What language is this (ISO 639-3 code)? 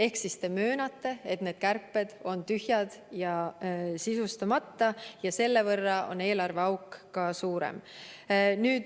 est